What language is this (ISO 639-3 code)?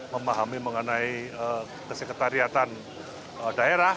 ind